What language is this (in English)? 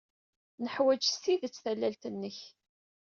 Kabyle